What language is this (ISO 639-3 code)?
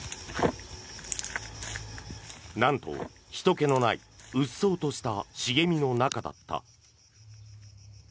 jpn